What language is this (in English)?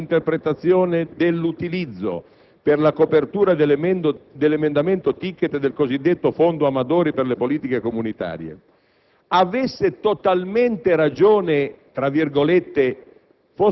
Italian